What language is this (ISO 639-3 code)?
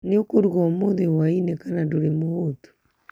kik